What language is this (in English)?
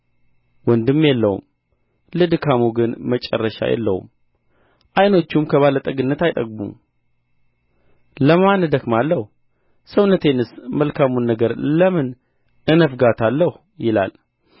Amharic